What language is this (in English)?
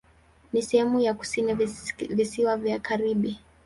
Swahili